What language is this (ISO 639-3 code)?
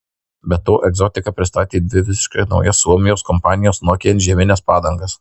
lit